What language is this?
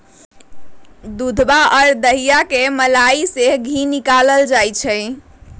Magahi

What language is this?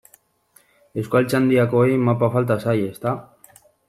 Basque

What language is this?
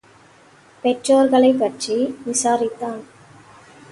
Tamil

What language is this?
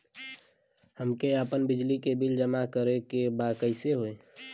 Bhojpuri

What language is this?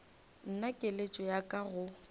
Northern Sotho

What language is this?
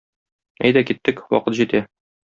Tatar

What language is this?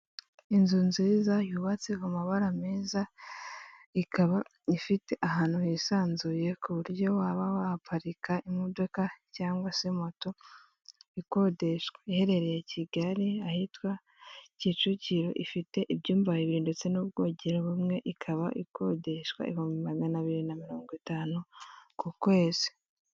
Kinyarwanda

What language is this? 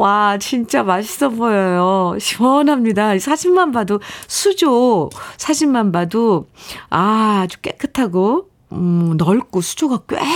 Korean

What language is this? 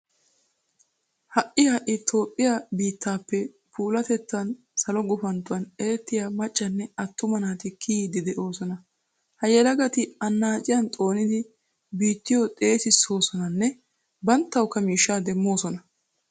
Wolaytta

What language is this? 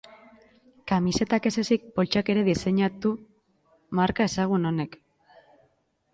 Basque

